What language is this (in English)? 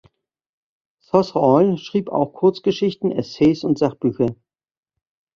German